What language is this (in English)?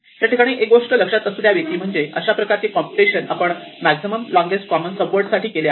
Marathi